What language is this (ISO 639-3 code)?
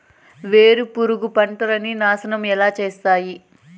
tel